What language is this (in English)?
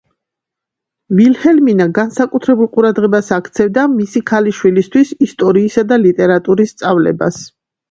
Georgian